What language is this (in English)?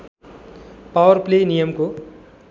Nepali